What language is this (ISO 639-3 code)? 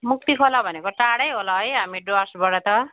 nep